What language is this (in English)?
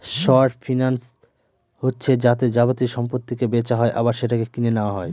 Bangla